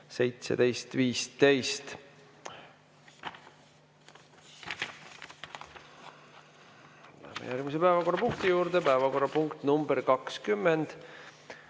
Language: Estonian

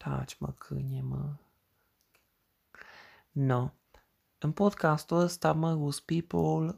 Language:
Romanian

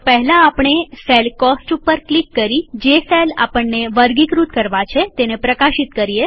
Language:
Gujarati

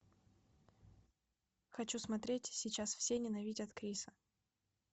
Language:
Russian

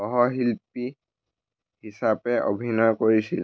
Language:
Assamese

